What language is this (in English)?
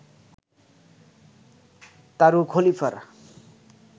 Bangla